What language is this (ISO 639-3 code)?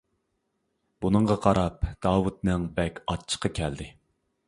uig